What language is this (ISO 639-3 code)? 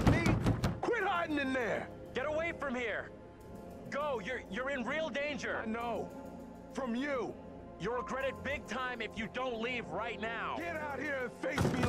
fra